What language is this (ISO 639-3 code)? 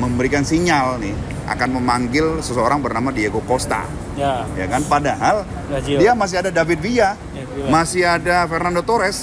ind